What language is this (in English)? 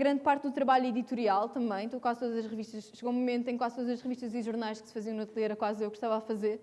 Portuguese